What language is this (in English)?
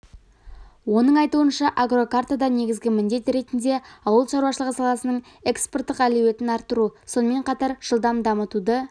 Kazakh